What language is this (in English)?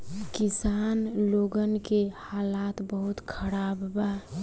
Bhojpuri